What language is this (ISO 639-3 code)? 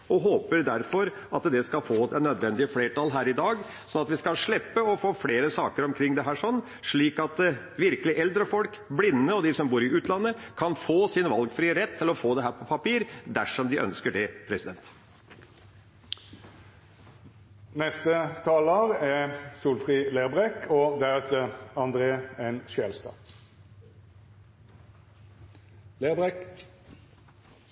nor